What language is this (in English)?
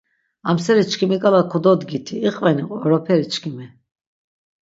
Laz